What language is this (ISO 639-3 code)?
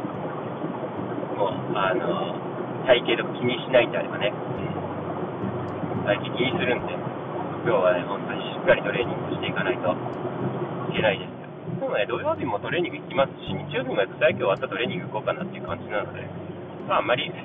jpn